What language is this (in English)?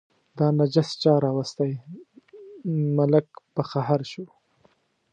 Pashto